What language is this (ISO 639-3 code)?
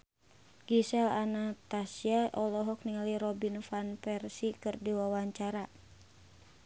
sun